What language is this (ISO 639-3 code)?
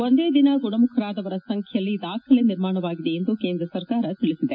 kan